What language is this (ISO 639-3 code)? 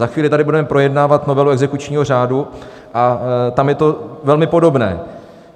ces